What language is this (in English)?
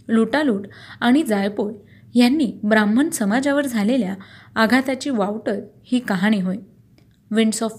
Marathi